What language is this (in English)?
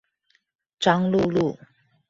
Chinese